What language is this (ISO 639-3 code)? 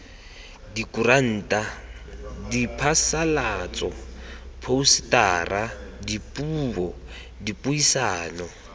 tsn